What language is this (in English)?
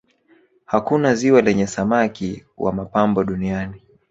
Swahili